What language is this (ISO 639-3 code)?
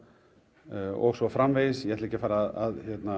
isl